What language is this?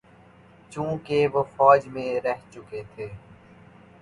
Urdu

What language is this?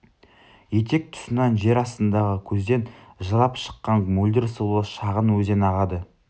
Kazakh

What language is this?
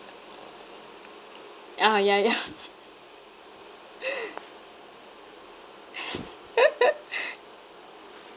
English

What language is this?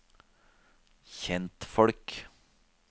Norwegian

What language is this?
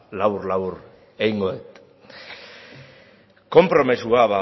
Basque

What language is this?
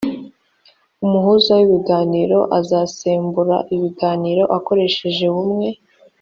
Kinyarwanda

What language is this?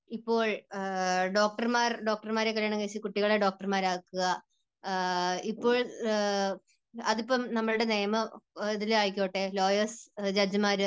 Malayalam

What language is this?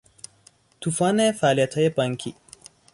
Persian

